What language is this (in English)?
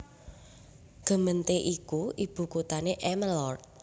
Javanese